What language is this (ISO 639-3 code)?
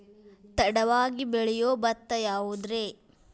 kan